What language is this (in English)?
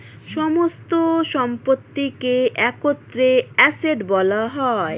Bangla